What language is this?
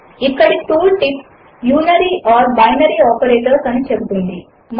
Telugu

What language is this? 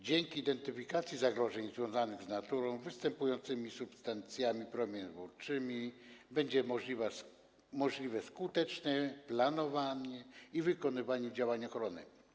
Polish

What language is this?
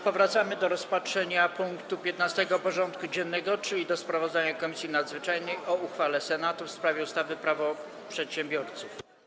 Polish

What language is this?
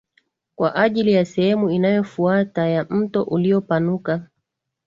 Swahili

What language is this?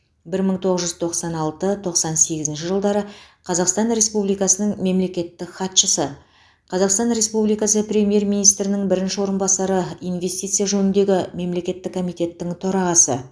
Kazakh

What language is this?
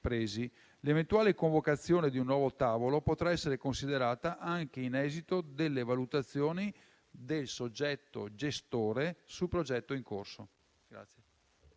Italian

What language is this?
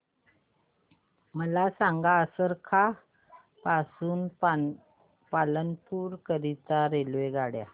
Marathi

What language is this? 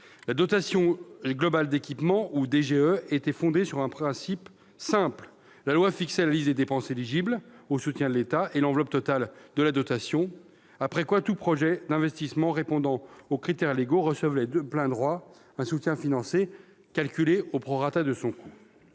French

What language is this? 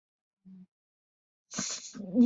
Chinese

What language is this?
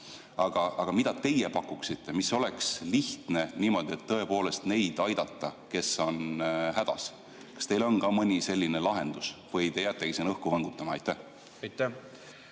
Estonian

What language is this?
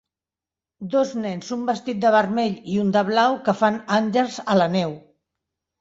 Catalan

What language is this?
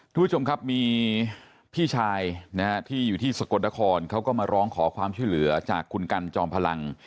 Thai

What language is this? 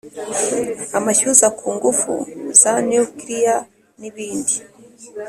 Kinyarwanda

